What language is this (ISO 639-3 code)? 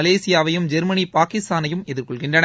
tam